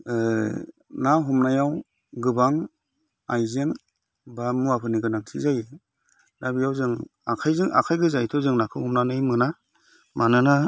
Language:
Bodo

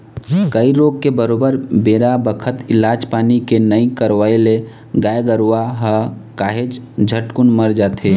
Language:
Chhattisgarhi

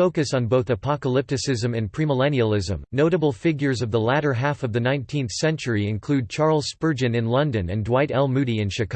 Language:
English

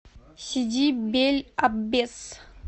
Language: Russian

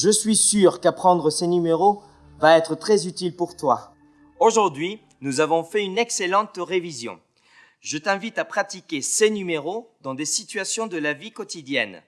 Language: French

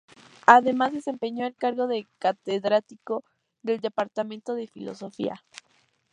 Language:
Spanish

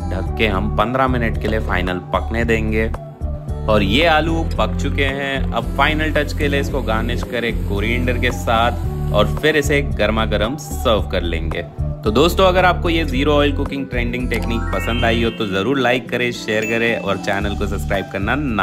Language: Hindi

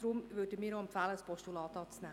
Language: Swiss German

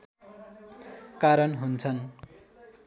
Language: Nepali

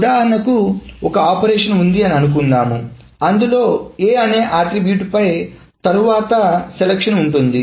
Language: Telugu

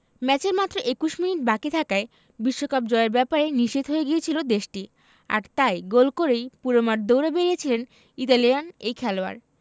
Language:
Bangla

